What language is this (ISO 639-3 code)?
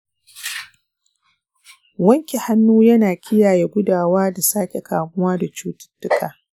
hau